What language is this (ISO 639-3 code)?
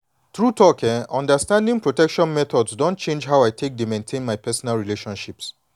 pcm